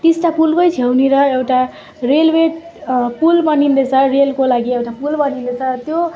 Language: Nepali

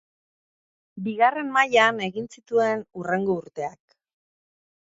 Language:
Basque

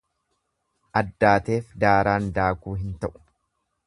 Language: Oromo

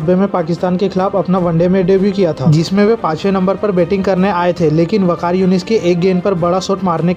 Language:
Hindi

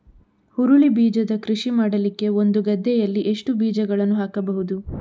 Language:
Kannada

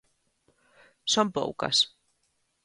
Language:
Galician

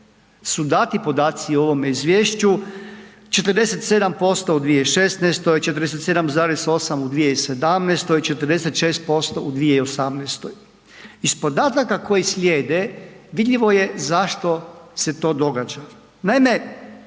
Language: Croatian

